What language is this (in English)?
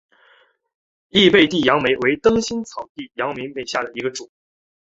Chinese